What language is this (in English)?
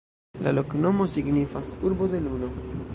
Esperanto